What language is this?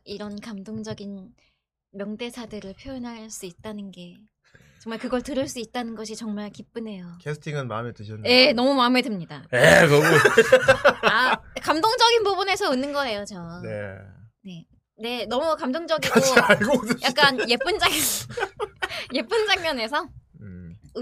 Korean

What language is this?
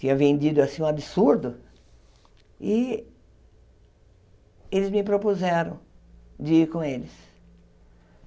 Portuguese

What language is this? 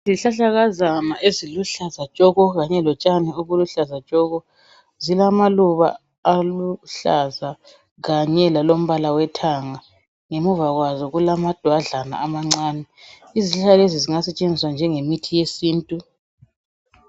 North Ndebele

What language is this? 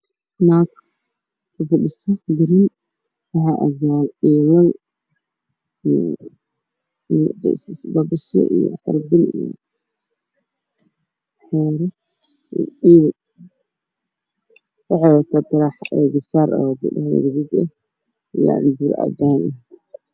Somali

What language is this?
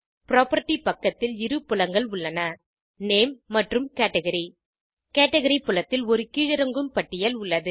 Tamil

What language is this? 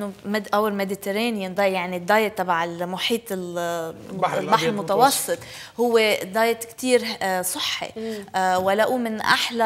Arabic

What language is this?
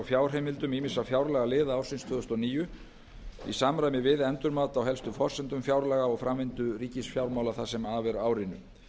Icelandic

